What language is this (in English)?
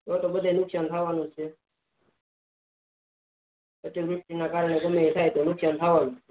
Gujarati